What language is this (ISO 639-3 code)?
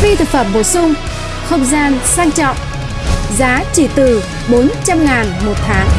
vie